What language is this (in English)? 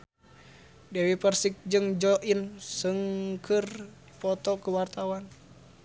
Sundanese